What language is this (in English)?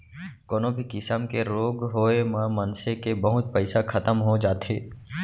Chhattisgarhi